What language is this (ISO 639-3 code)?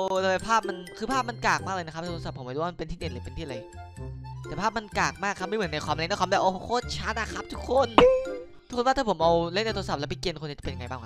tha